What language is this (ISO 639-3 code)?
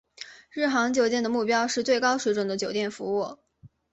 zho